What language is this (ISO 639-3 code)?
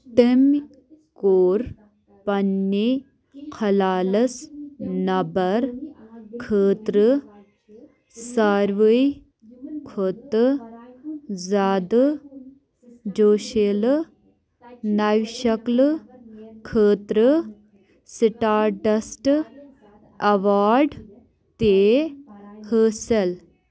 kas